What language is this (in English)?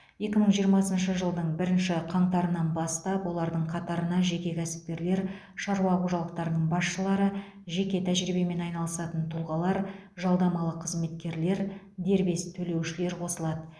Kazakh